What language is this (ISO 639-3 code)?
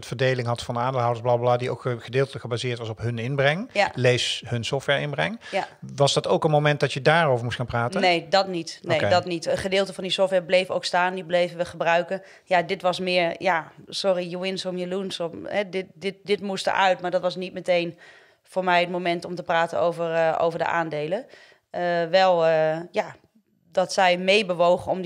nld